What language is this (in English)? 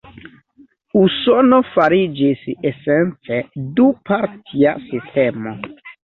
Esperanto